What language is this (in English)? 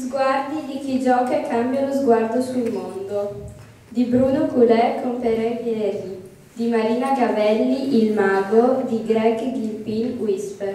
Italian